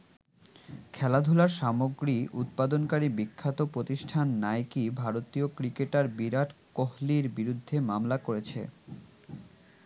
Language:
Bangla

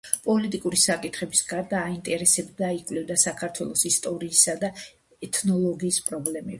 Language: Georgian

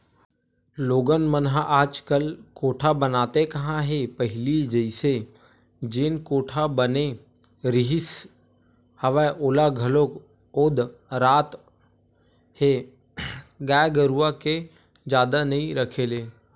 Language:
Chhattisgarhi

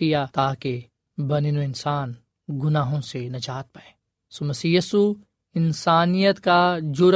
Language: Urdu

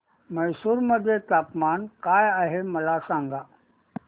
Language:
Marathi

